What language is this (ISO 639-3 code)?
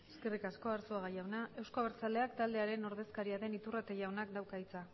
eus